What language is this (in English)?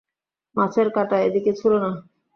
Bangla